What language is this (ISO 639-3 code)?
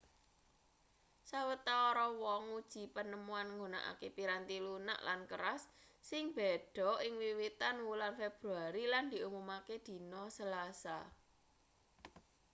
jav